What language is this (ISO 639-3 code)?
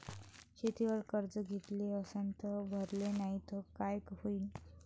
mar